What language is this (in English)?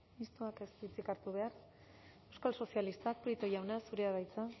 Basque